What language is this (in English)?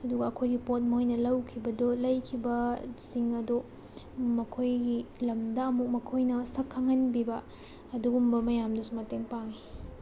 Manipuri